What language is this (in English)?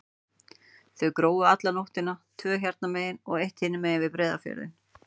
Icelandic